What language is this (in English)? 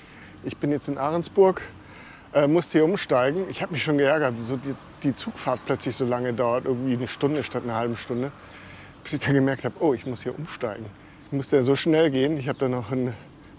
German